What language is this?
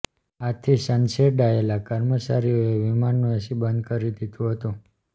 Gujarati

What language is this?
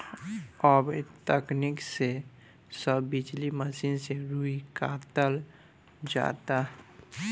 Bhojpuri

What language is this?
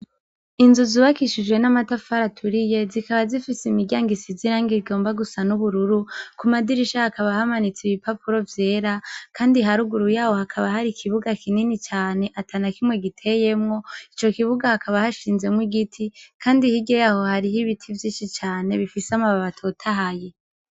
Rundi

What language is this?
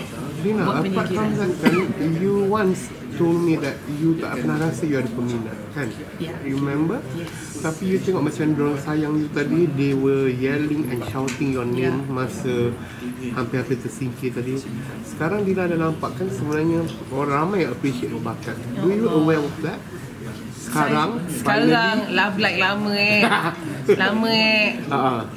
Malay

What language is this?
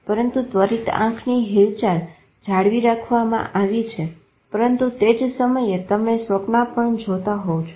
Gujarati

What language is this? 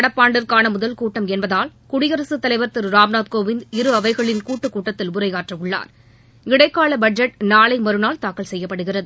Tamil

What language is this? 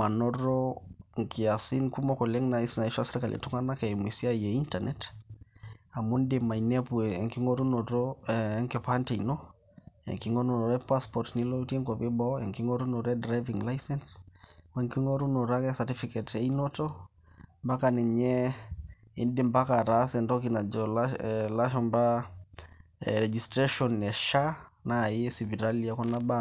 Masai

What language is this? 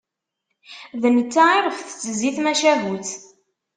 Kabyle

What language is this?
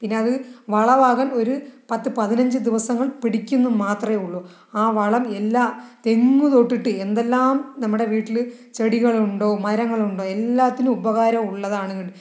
Malayalam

